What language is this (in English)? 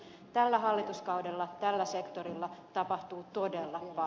Finnish